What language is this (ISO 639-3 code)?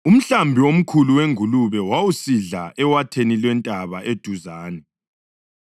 nde